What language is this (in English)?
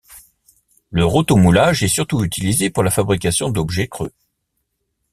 French